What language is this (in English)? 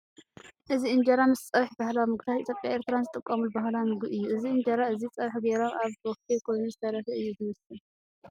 Tigrinya